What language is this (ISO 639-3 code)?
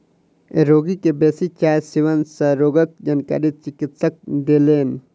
mai